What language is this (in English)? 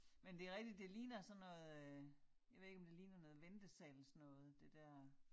Danish